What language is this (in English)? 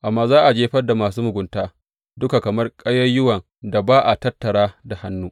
Hausa